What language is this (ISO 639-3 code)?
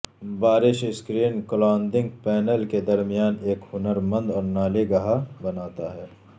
urd